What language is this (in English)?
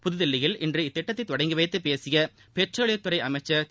Tamil